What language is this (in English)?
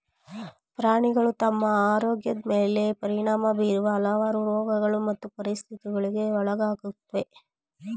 Kannada